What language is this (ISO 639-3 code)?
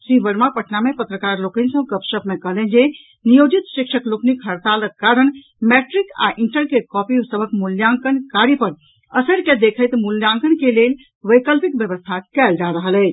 mai